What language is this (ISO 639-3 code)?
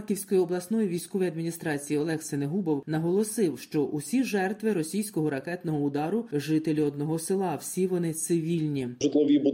ukr